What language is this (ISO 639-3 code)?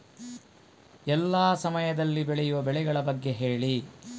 kan